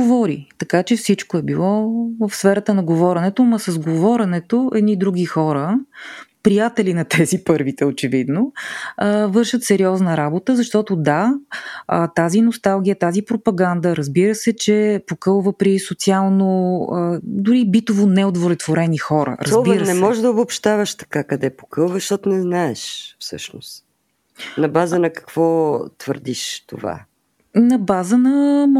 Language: Bulgarian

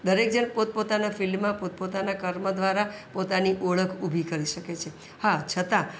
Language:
Gujarati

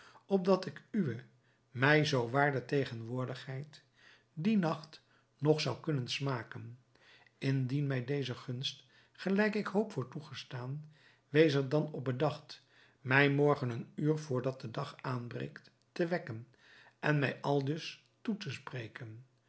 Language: Dutch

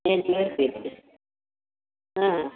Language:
Kannada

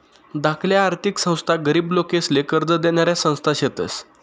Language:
Marathi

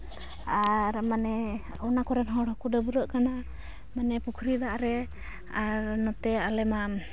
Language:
Santali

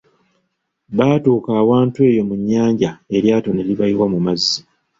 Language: Ganda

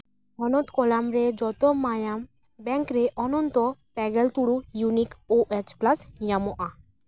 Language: Santali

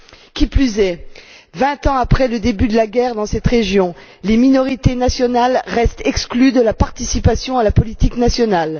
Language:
French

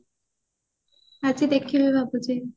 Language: Odia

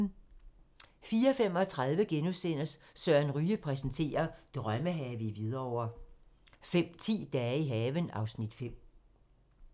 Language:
Danish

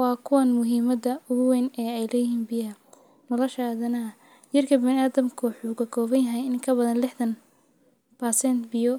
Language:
Somali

